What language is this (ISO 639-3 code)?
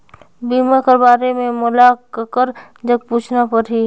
hne